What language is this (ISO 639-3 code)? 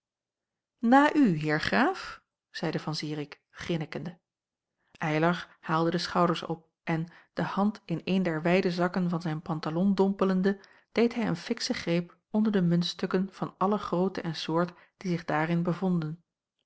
nld